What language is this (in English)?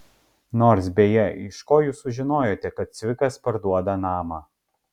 Lithuanian